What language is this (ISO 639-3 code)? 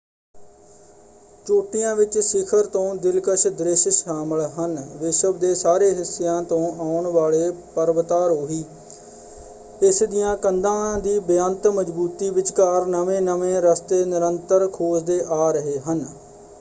pan